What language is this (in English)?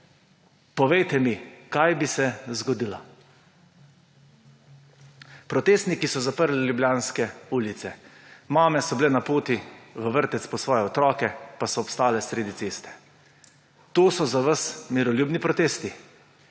Slovenian